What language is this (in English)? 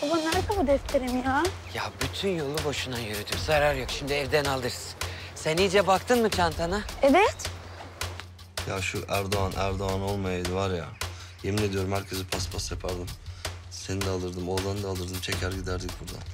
Turkish